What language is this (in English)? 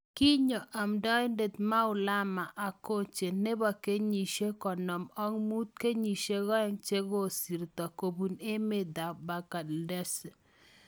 Kalenjin